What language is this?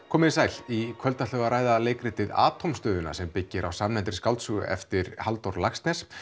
Icelandic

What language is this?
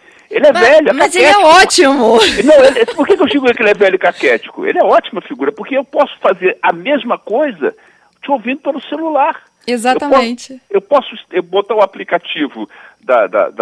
Portuguese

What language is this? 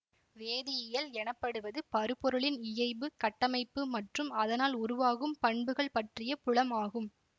Tamil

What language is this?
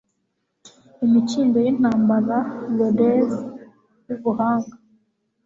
Kinyarwanda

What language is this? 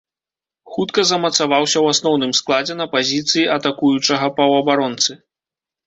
Belarusian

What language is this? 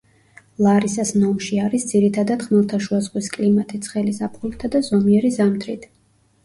Georgian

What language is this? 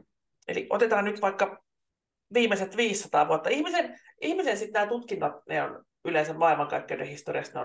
Finnish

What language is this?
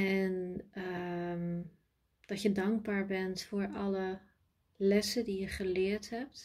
Dutch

